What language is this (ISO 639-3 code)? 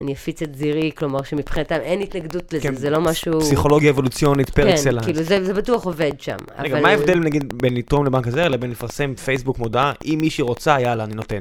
heb